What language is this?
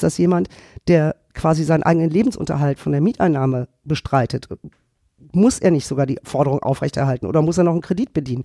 German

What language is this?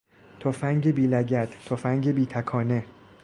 Persian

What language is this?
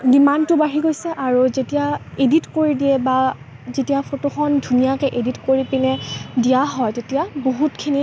Assamese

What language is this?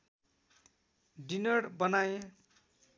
Nepali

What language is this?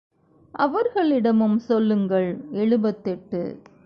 Tamil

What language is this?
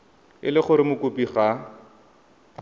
Tswana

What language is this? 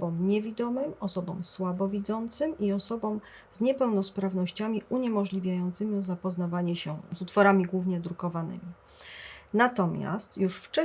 Polish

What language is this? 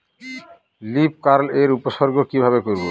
Bangla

